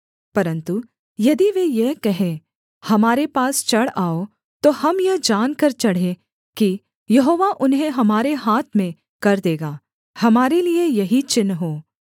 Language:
Hindi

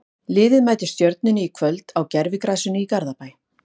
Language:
Icelandic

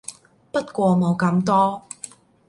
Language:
Cantonese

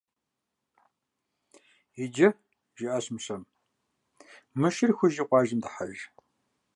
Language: Kabardian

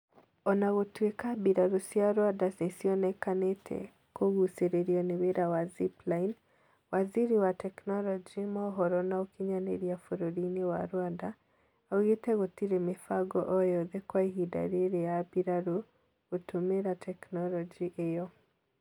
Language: Kikuyu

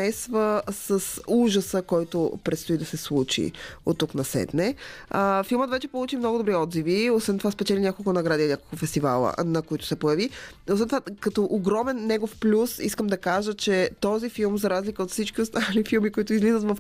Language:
Bulgarian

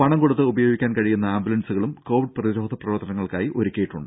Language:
Malayalam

